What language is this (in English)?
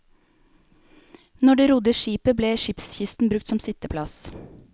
Norwegian